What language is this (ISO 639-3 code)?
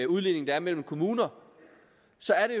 dan